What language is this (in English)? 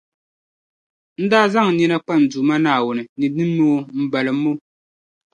Dagbani